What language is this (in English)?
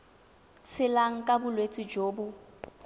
Tswana